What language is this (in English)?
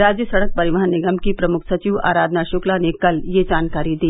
Hindi